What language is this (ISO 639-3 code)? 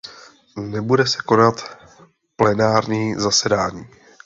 ces